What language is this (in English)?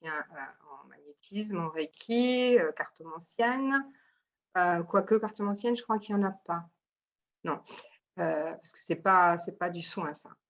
French